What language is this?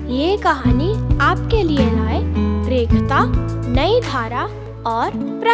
Hindi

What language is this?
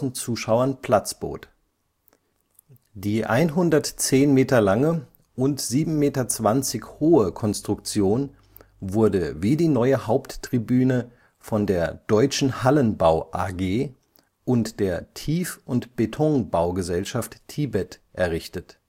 German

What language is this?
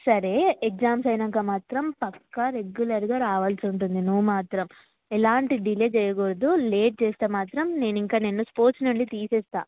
Telugu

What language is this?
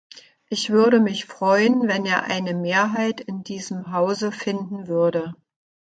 German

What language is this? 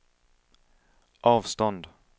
Swedish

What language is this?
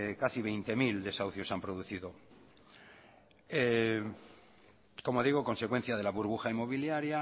Spanish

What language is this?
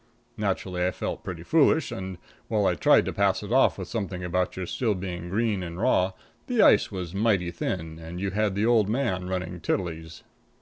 English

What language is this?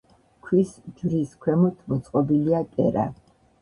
Georgian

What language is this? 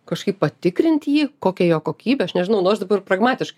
Lithuanian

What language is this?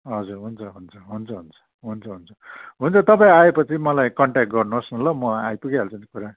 Nepali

